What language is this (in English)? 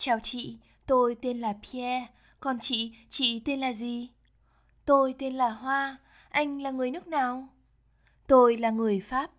Vietnamese